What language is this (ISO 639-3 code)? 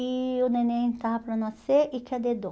por